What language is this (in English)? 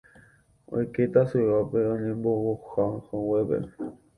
Guarani